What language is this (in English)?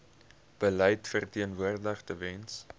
Afrikaans